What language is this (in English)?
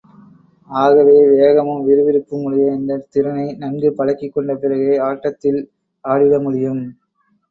Tamil